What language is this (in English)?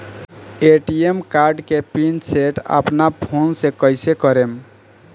Bhojpuri